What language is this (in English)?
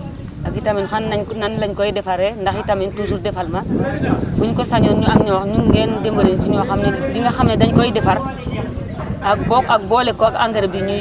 Wolof